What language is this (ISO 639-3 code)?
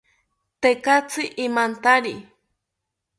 cpy